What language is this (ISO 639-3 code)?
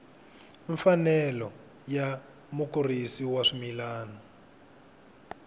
tso